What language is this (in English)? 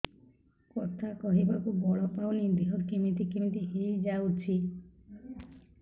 Odia